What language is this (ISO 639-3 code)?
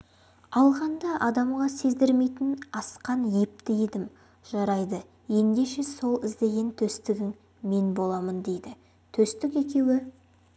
kaz